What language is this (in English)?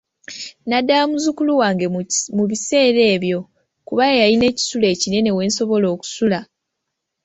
Ganda